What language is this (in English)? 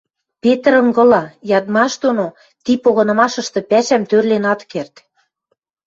Western Mari